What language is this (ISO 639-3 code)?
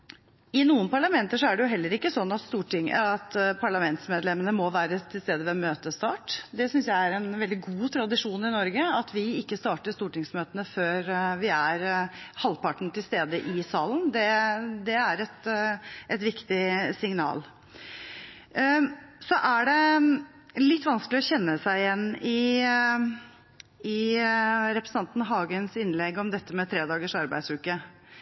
nob